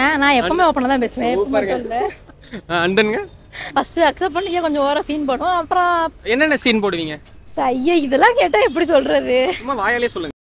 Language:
Indonesian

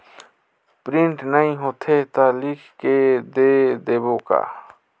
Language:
Chhattisgarhi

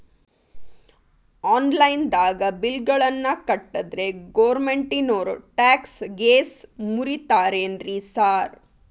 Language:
Kannada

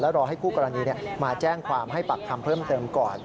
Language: Thai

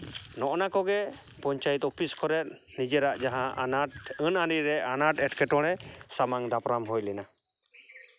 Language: Santali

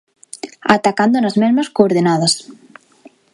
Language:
Galician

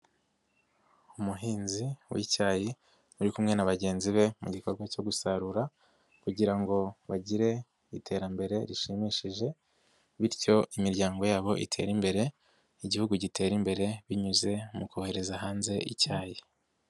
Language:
Kinyarwanda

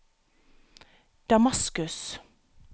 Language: Norwegian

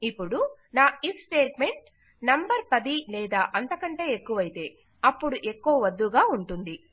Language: Telugu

